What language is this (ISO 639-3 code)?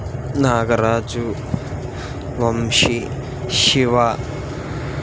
tel